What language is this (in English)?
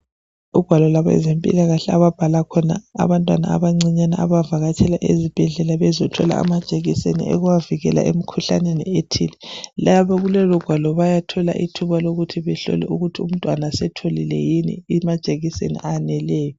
North Ndebele